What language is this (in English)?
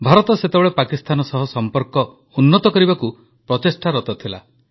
Odia